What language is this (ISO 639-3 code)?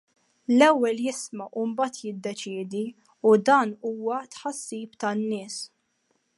mlt